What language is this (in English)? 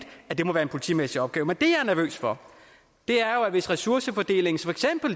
Danish